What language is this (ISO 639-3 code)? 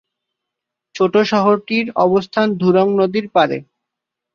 ben